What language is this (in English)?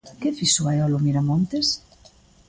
Galician